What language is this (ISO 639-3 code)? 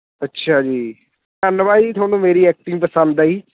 pan